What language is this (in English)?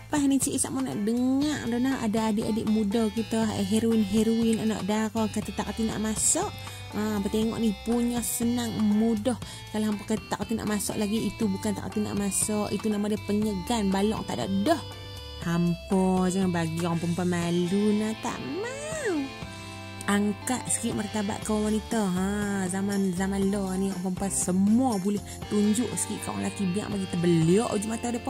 Malay